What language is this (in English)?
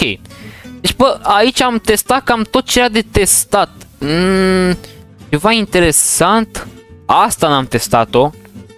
Romanian